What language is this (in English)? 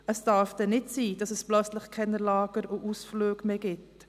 Swiss German